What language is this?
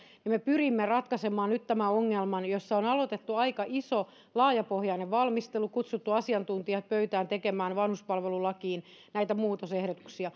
Finnish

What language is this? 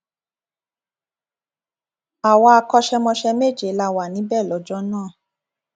Yoruba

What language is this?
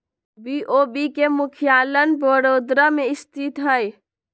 Magahi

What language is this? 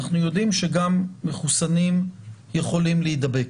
Hebrew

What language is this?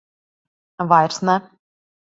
Latvian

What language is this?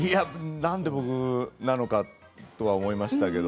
Japanese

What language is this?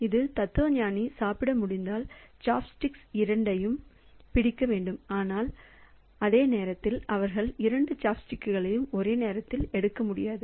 Tamil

